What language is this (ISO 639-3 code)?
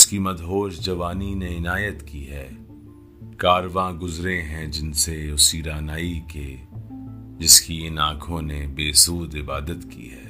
urd